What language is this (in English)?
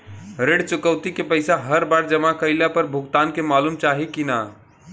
Bhojpuri